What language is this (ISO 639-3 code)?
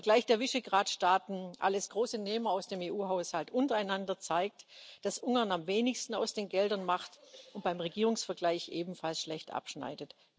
deu